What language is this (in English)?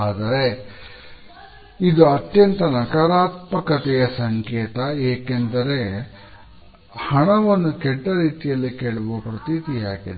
Kannada